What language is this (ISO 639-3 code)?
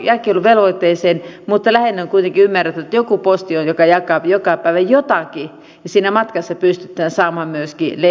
fin